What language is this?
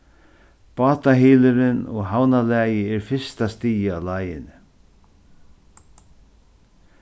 Faroese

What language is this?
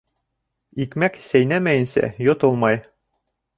Bashkir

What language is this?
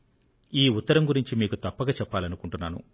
Telugu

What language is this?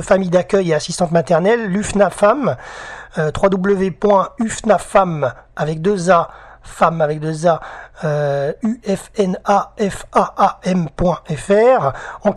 French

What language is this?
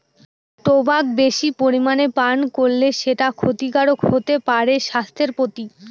Bangla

